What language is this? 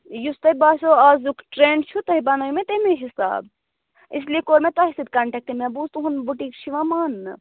Kashmiri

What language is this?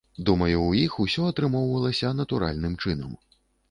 Belarusian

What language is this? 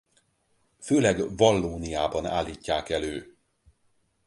Hungarian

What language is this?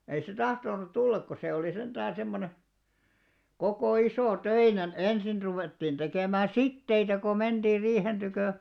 Finnish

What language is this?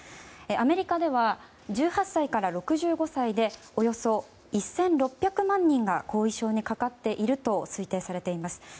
Japanese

